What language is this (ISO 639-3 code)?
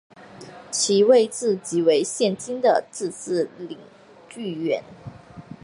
zho